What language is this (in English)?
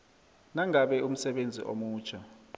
South Ndebele